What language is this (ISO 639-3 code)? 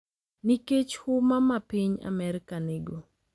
luo